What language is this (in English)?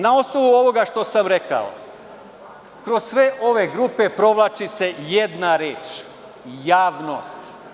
Serbian